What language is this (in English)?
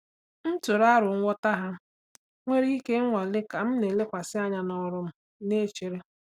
Igbo